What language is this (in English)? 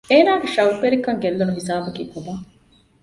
Divehi